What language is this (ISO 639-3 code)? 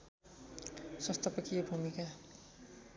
nep